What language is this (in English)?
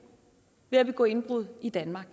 Danish